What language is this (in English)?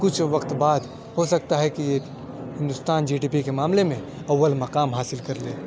Urdu